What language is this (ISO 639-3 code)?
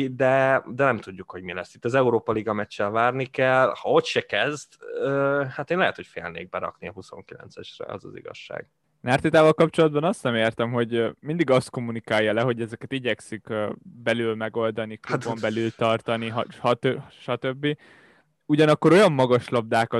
hun